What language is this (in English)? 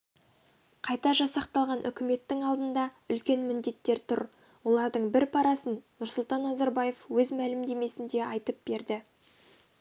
Kazakh